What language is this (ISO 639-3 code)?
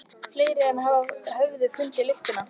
isl